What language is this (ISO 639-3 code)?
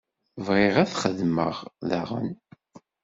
kab